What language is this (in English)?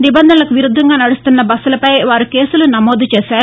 Telugu